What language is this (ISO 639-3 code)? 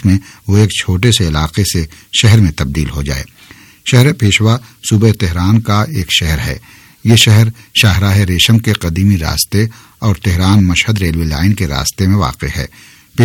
urd